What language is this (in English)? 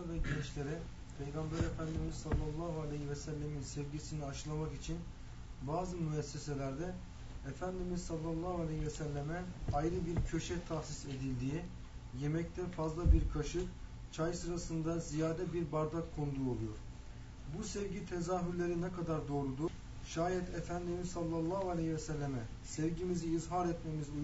Turkish